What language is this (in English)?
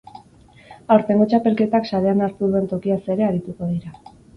Basque